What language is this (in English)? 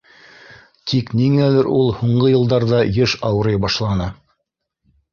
Bashkir